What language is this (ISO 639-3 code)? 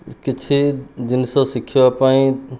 ori